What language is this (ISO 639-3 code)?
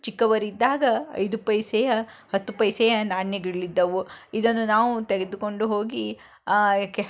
kan